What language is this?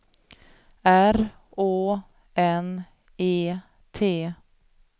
Swedish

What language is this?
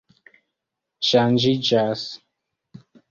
Esperanto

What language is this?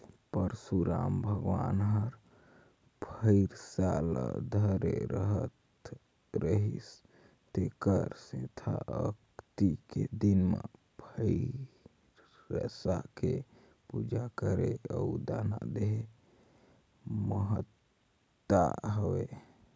Chhattisgarhi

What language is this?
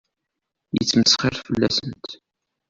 Kabyle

